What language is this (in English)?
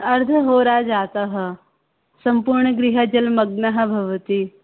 Sanskrit